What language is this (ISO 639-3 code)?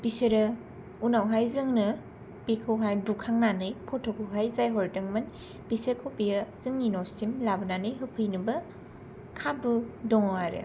brx